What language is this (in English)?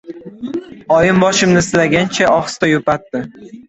Uzbek